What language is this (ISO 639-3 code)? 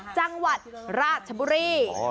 tha